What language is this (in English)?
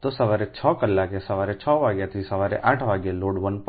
Gujarati